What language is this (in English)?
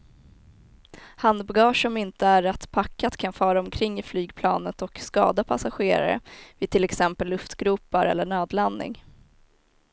Swedish